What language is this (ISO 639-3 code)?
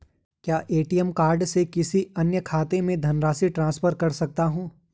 hin